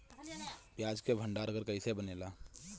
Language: Bhojpuri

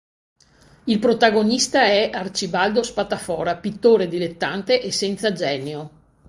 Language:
Italian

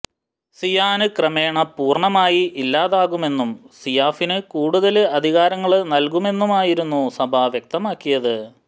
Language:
Malayalam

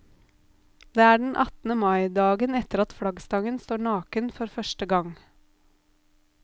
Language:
Norwegian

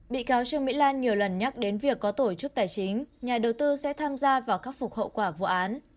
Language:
Vietnamese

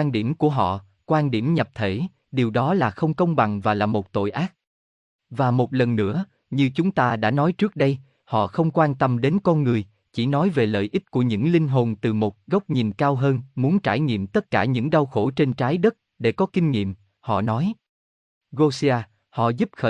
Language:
Vietnamese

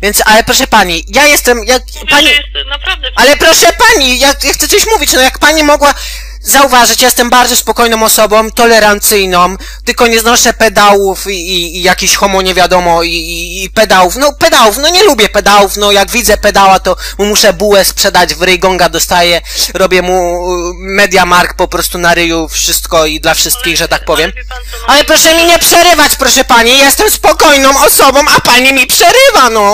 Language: Polish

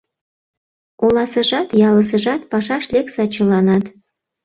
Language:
Mari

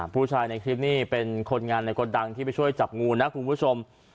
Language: Thai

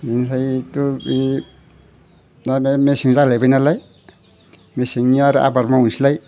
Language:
Bodo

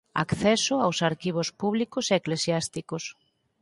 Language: Galician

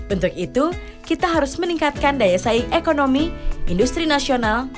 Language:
Indonesian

